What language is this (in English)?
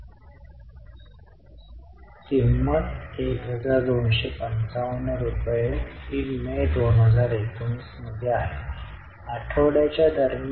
Marathi